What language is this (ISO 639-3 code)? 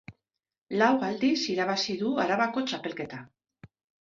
eus